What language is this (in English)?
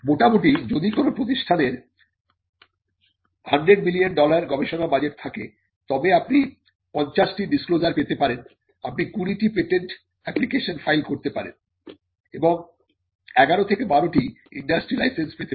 Bangla